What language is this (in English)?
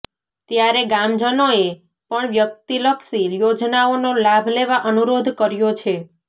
Gujarati